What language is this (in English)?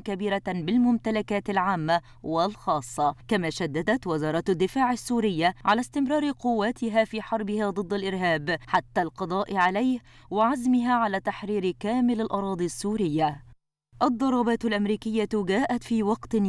Arabic